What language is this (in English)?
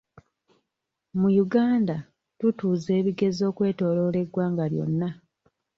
Ganda